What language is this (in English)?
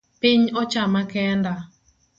Luo (Kenya and Tanzania)